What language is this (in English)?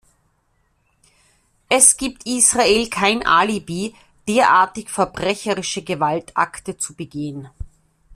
German